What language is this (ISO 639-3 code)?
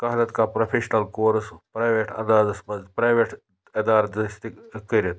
kas